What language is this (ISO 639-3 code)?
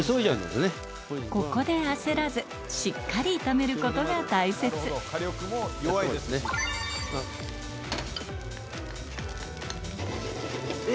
jpn